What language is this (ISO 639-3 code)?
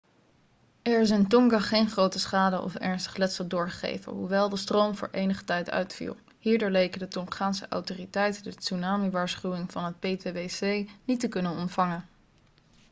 nld